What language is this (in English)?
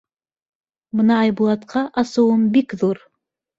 Bashkir